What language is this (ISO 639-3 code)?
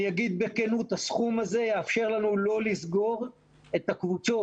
heb